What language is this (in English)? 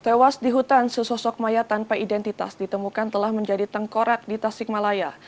Indonesian